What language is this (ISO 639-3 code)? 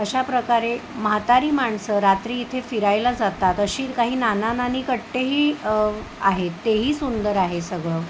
mar